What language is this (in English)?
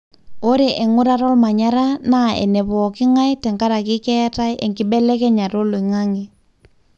Masai